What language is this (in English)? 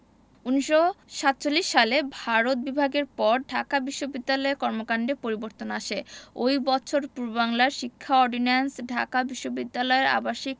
Bangla